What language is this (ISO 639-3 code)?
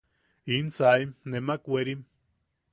yaq